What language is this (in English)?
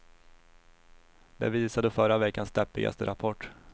Swedish